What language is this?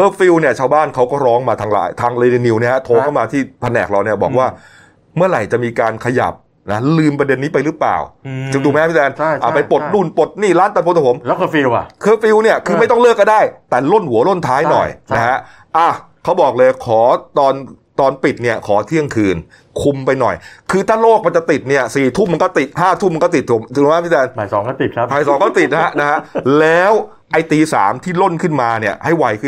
Thai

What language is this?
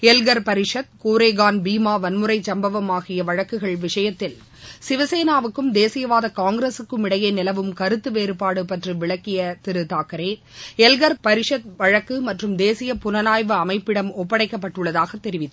Tamil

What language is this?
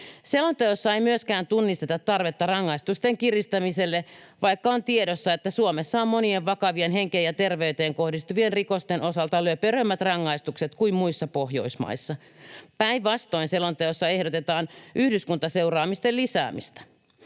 Finnish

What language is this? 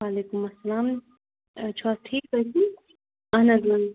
Kashmiri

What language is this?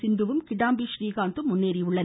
Tamil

